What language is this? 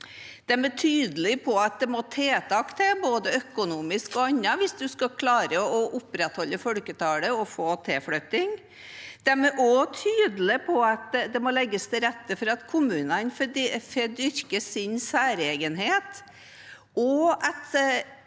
Norwegian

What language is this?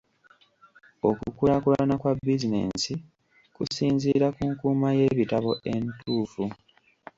Ganda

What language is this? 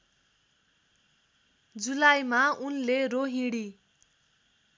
Nepali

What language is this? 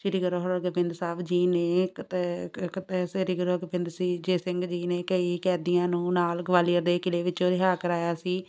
Punjabi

